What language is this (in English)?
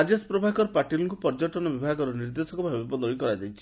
Odia